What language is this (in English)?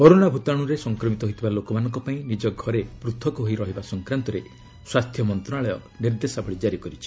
Odia